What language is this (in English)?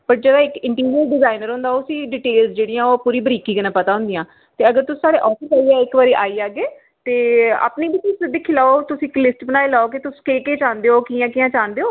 Dogri